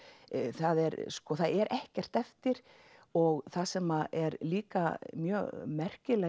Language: Icelandic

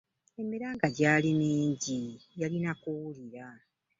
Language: Ganda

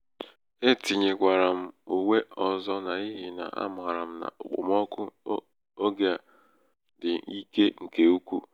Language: Igbo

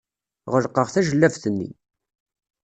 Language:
Kabyle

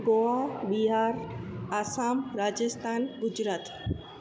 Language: Sindhi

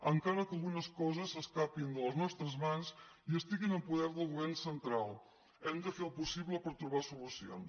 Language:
Catalan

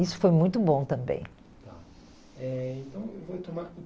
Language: Portuguese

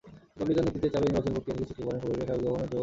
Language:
Bangla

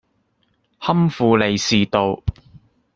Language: Cantonese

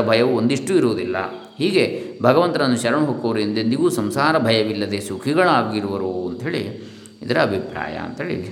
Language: Kannada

